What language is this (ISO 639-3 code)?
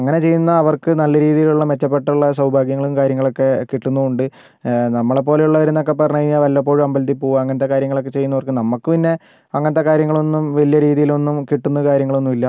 mal